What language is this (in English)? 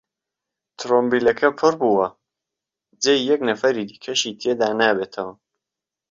Central Kurdish